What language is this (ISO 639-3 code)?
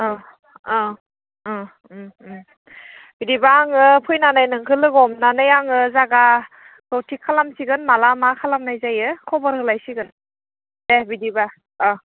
brx